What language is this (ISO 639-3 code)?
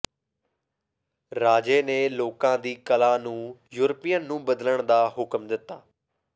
pan